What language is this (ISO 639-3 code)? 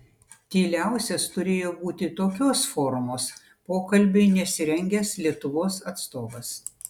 lit